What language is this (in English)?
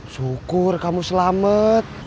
Indonesian